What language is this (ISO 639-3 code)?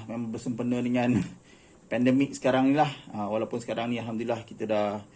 msa